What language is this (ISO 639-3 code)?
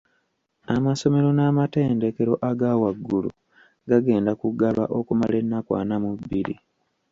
lug